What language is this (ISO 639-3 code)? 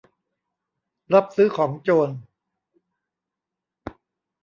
tha